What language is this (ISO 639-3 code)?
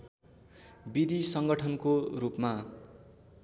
nep